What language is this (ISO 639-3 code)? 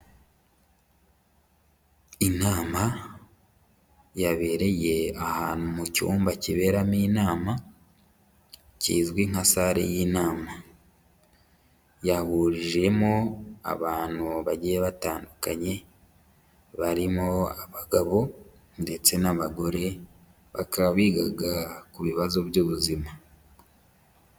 kin